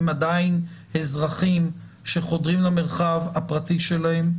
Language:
Hebrew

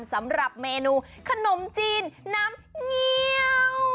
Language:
Thai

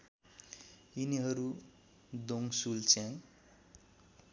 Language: Nepali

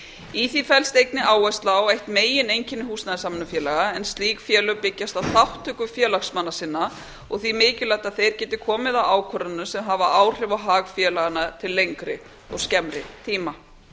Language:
Icelandic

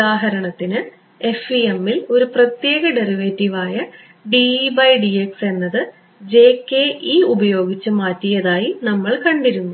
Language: Malayalam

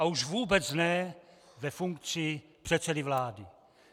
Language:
Czech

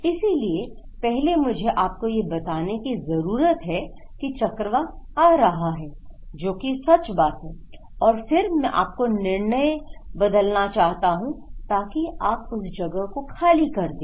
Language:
Hindi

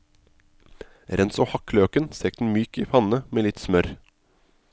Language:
Norwegian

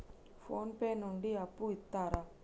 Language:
Telugu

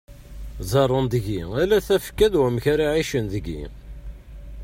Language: Kabyle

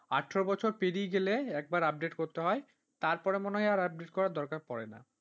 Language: Bangla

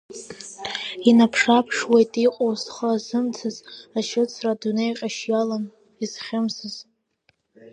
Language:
Abkhazian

